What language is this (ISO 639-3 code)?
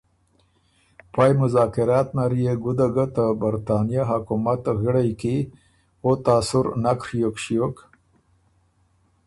oru